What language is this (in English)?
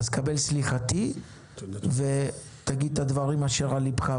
Hebrew